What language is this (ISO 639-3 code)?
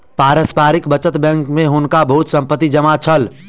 mai